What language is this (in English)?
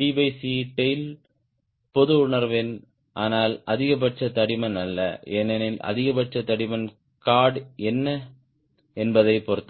Tamil